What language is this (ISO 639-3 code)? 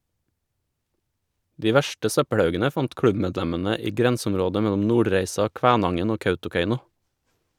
nor